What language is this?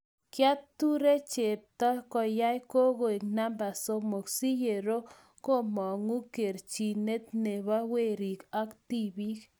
Kalenjin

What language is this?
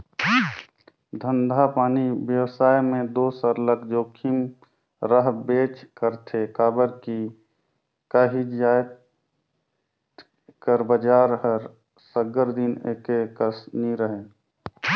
Chhattisgarhi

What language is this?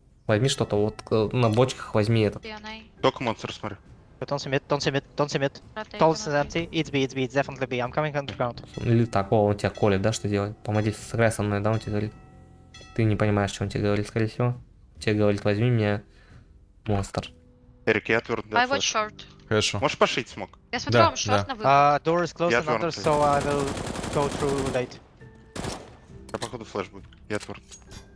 Russian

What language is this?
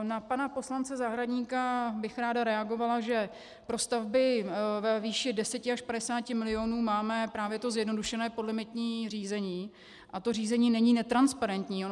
Czech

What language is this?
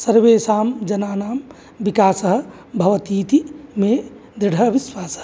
Sanskrit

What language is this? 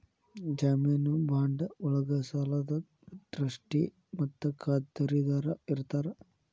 Kannada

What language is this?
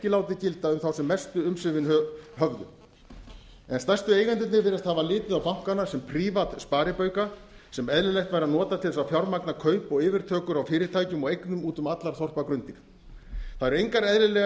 Icelandic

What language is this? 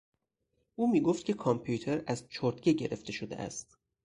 Persian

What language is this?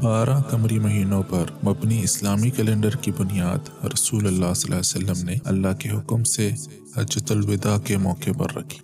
Urdu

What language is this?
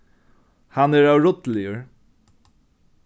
Faroese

